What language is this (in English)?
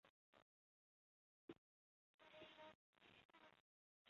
Chinese